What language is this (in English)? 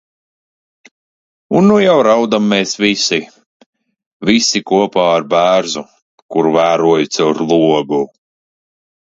Latvian